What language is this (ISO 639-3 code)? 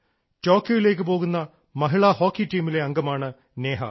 mal